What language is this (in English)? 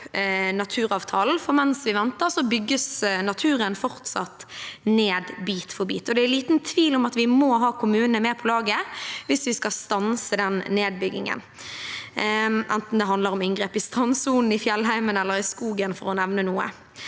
Norwegian